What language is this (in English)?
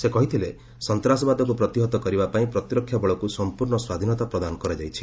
Odia